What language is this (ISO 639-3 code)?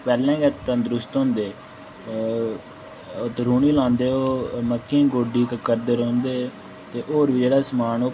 doi